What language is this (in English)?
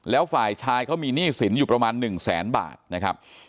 Thai